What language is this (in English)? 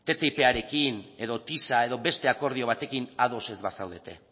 Basque